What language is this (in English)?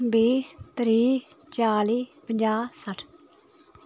Dogri